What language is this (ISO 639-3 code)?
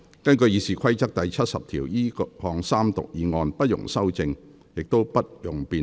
yue